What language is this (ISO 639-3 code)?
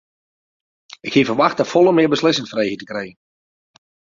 fry